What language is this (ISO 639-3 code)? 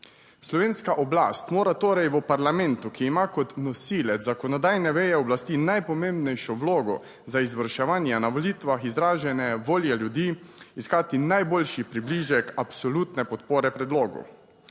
slv